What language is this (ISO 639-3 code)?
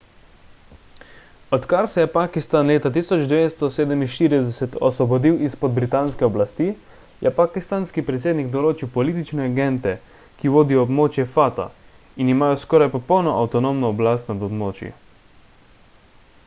slv